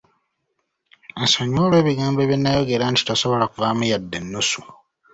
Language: Ganda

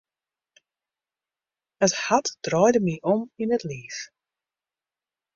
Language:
Western Frisian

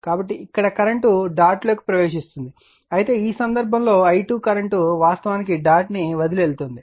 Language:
Telugu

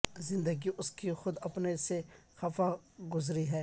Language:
Urdu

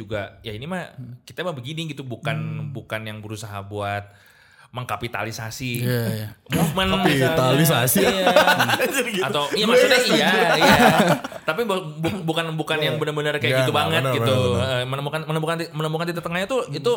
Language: Indonesian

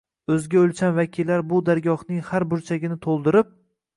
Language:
Uzbek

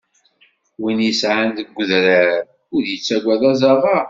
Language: Kabyle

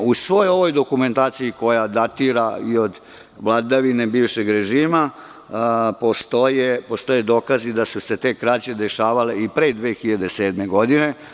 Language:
Serbian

